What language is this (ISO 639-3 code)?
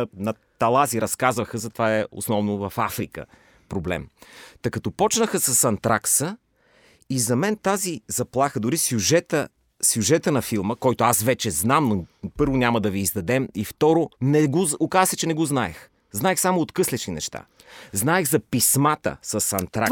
bul